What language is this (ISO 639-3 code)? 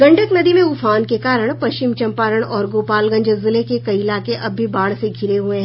hin